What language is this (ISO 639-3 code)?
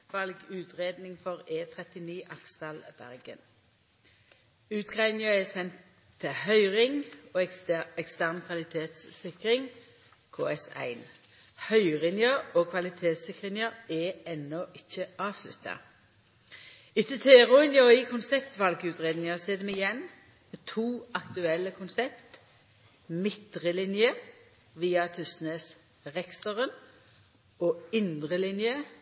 nno